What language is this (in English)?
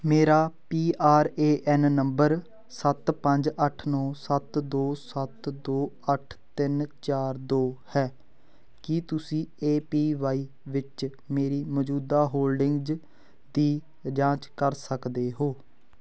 Punjabi